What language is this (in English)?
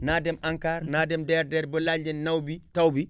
Wolof